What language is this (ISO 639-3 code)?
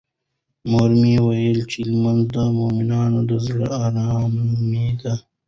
pus